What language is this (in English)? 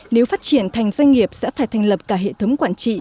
Vietnamese